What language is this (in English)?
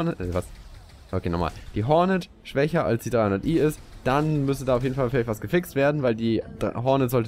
German